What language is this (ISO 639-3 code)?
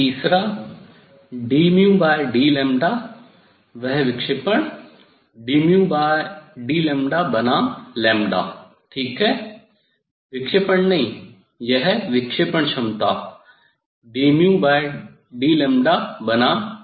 hin